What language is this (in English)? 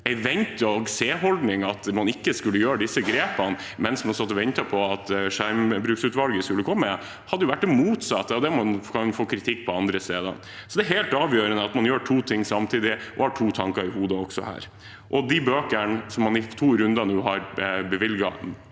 Norwegian